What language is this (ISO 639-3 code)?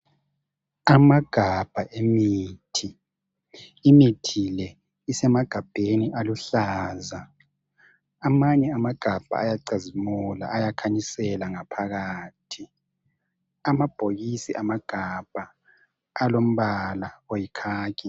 nde